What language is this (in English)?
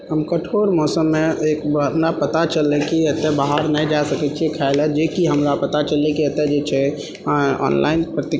Maithili